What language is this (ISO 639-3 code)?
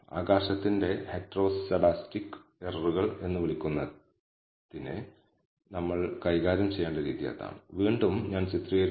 mal